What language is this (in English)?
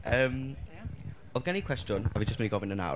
Welsh